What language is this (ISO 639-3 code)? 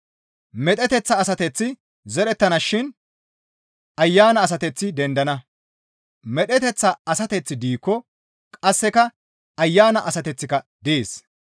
gmv